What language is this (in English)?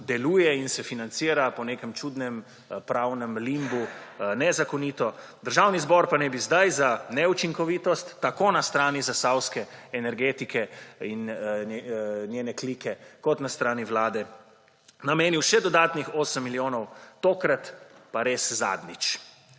Slovenian